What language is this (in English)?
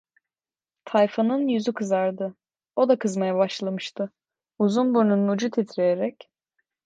Turkish